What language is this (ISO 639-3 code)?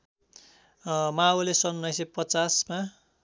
nep